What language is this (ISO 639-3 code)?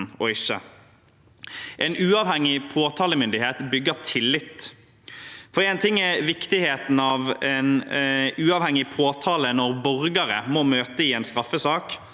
nor